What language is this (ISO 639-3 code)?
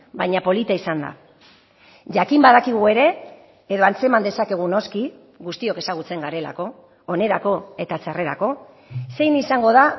eus